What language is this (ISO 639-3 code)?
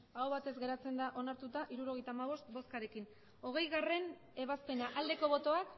eus